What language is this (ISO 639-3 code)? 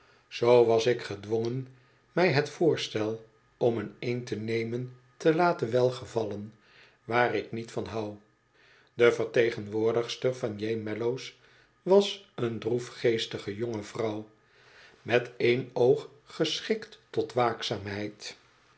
nld